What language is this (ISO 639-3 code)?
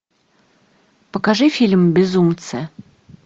rus